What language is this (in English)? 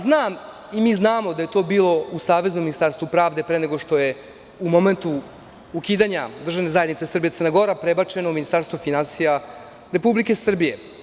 Serbian